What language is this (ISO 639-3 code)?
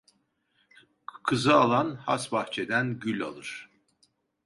tur